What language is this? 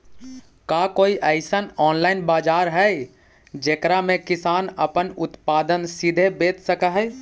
Magahi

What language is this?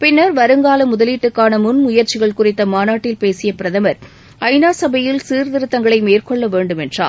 Tamil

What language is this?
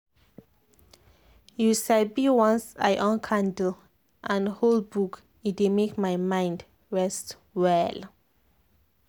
Nigerian Pidgin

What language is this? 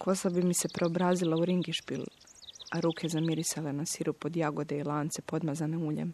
Croatian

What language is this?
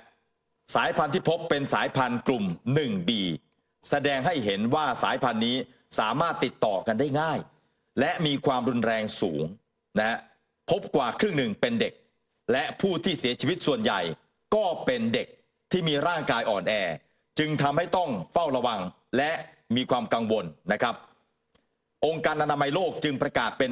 Thai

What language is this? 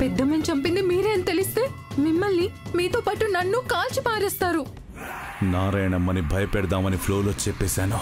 Telugu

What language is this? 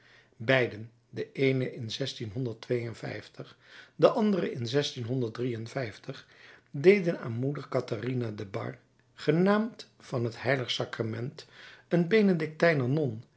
Dutch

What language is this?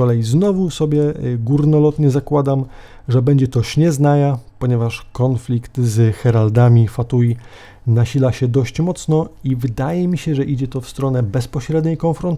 Polish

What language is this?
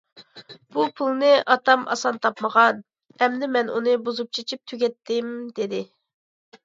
Uyghur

